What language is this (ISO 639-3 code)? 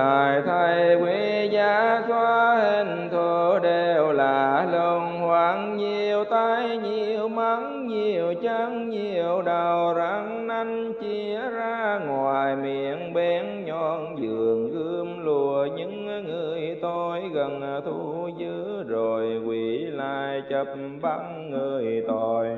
vie